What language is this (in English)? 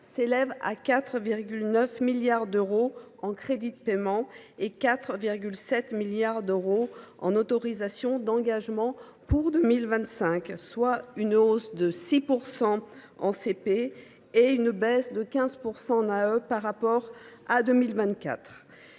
French